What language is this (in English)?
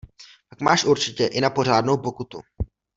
Czech